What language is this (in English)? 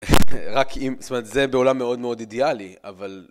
Hebrew